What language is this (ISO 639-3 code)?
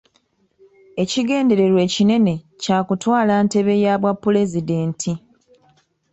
lug